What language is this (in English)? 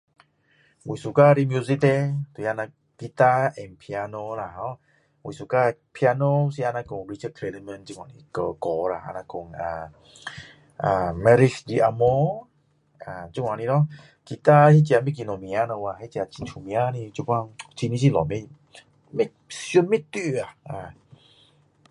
Min Dong Chinese